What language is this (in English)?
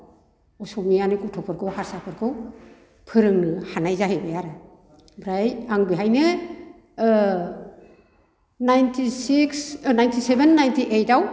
Bodo